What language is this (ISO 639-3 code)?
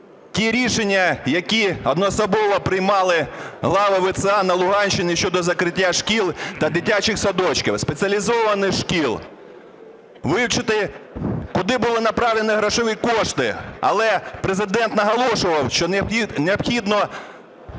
ukr